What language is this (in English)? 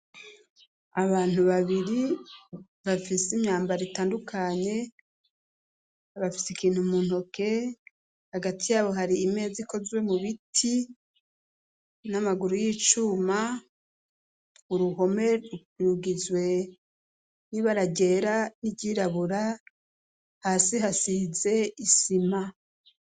Rundi